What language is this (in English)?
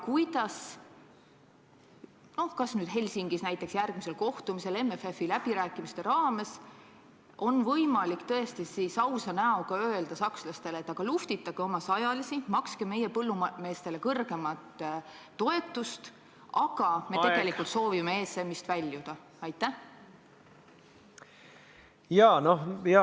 Estonian